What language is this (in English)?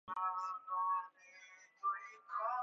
Persian